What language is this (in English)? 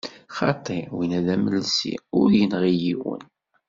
Kabyle